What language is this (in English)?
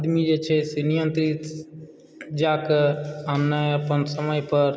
Maithili